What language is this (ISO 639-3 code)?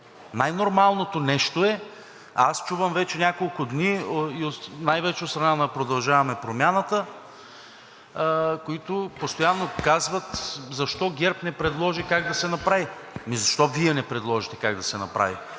bul